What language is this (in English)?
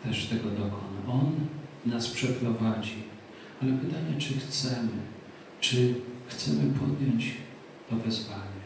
Polish